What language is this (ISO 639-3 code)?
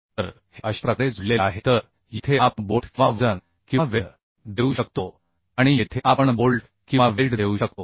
mar